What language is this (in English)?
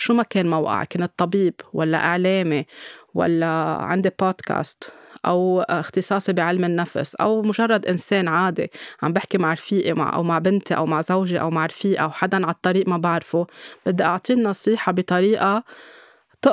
Arabic